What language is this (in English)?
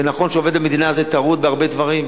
Hebrew